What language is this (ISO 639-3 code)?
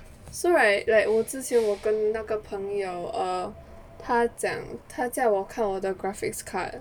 eng